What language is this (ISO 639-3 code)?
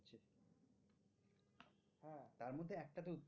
ben